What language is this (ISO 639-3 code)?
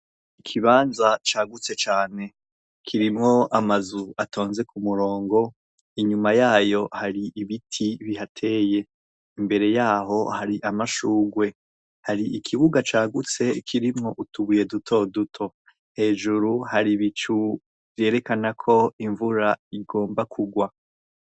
run